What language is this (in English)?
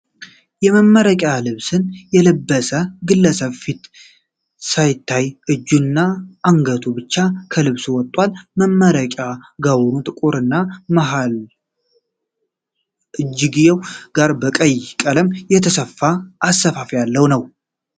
Amharic